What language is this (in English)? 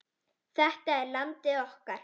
Icelandic